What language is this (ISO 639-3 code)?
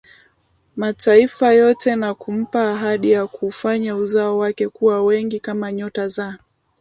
swa